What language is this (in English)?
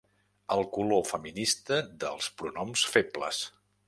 Catalan